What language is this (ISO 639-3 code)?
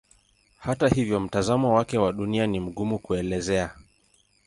swa